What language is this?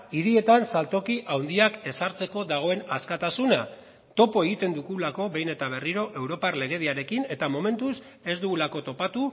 Basque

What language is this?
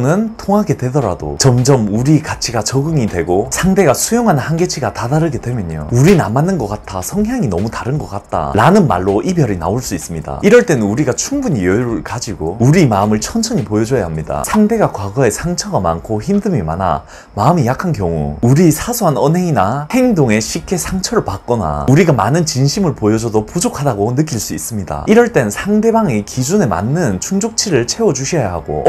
Korean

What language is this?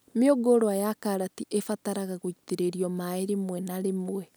Kikuyu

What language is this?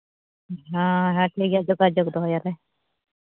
Santali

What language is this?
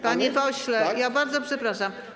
Polish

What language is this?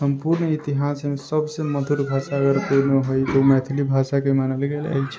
Maithili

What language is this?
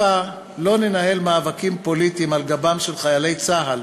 Hebrew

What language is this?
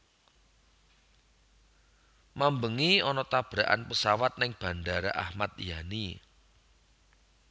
Javanese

